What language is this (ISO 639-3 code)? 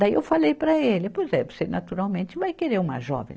por